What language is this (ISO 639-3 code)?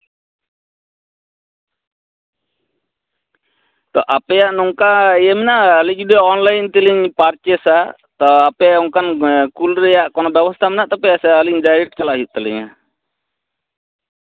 sat